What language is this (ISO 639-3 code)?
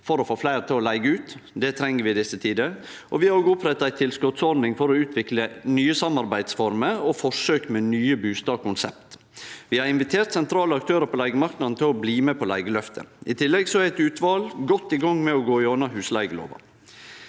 nor